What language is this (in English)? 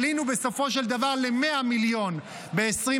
Hebrew